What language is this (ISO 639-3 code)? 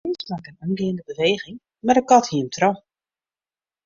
fry